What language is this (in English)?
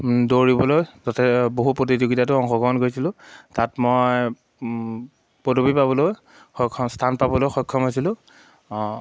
Assamese